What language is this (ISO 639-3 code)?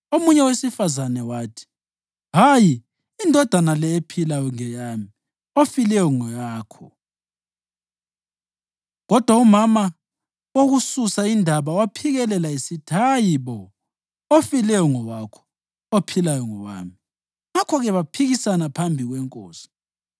nde